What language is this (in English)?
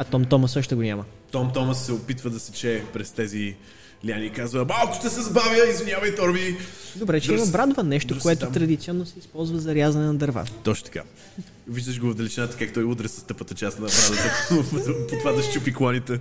Bulgarian